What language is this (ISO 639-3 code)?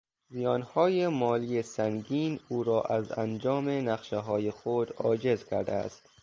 fas